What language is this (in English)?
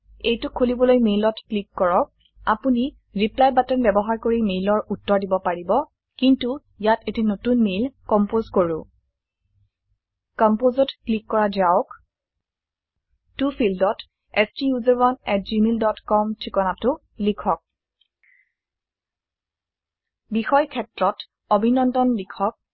Assamese